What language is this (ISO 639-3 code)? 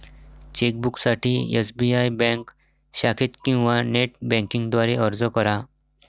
mar